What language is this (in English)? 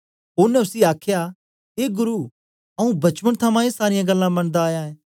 Dogri